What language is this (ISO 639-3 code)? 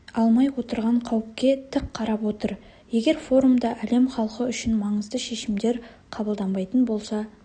kaz